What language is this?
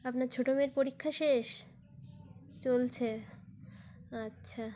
Bangla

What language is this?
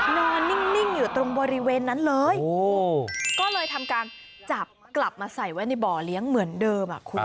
Thai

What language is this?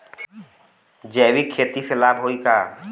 Bhojpuri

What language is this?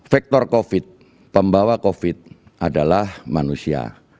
Indonesian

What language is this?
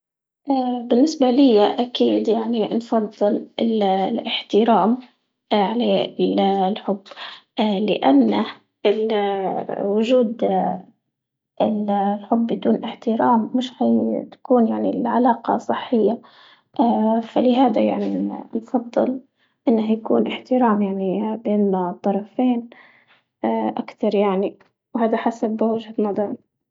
Libyan Arabic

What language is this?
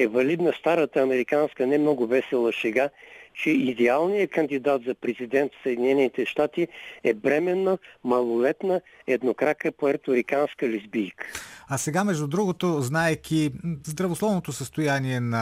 Bulgarian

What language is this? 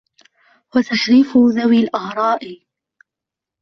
Arabic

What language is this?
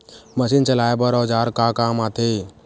Chhattisgarhi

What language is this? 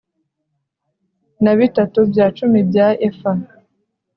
Kinyarwanda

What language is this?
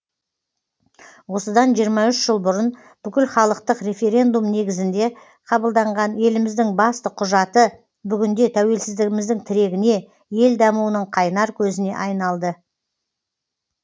Kazakh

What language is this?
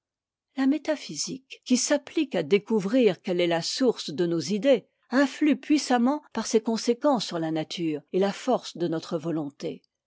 French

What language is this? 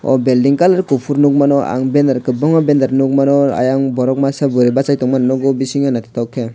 Kok Borok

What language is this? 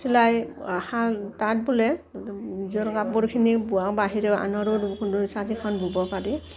Assamese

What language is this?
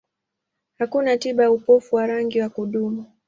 Swahili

